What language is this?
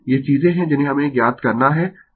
Hindi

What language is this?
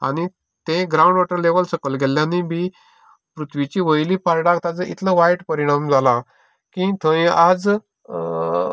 Konkani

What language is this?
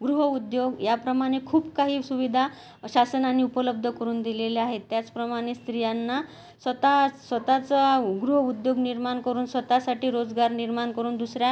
Marathi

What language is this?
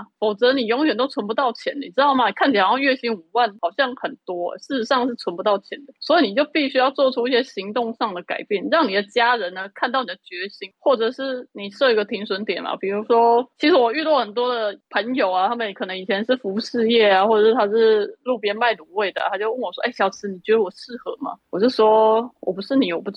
Chinese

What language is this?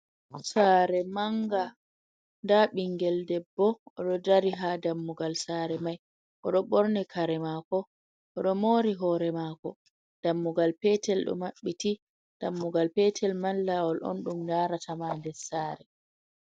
Fula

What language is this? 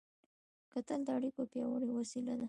Pashto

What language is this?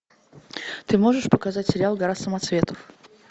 Russian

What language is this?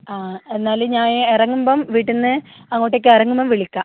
Malayalam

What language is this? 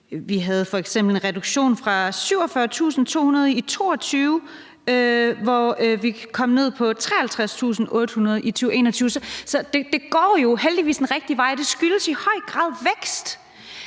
Danish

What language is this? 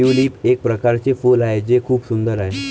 Marathi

